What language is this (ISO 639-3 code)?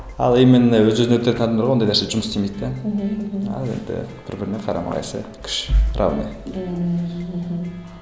kaz